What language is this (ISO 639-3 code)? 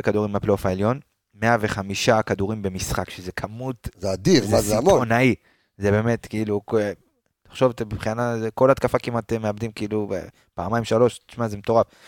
heb